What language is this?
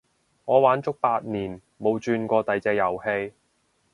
Cantonese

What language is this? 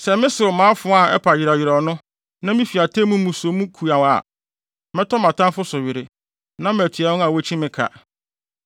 Akan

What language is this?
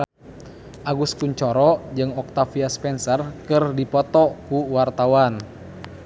Sundanese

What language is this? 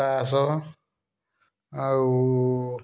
Odia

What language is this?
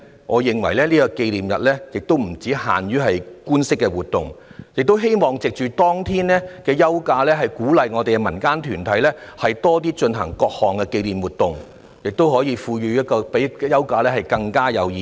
Cantonese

